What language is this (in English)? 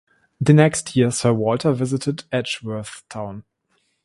English